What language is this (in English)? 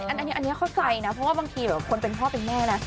Thai